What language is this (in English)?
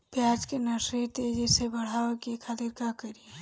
Bhojpuri